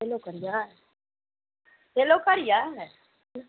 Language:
Maithili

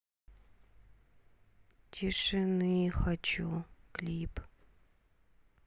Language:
Russian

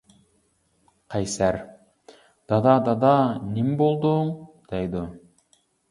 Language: Uyghur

